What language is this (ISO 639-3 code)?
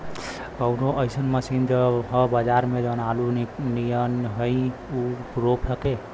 bho